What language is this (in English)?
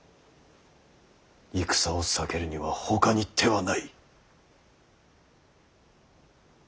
Japanese